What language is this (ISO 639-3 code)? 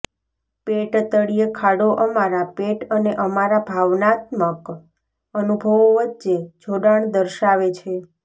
guj